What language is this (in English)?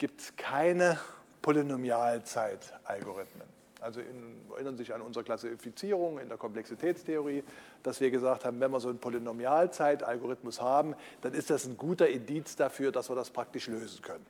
German